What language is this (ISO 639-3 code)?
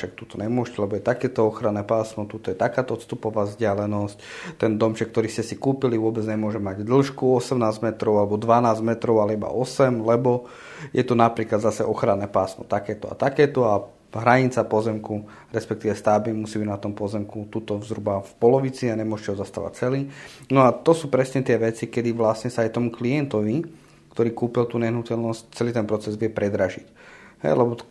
slk